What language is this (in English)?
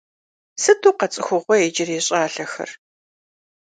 Kabardian